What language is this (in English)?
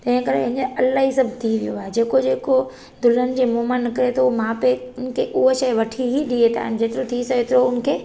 Sindhi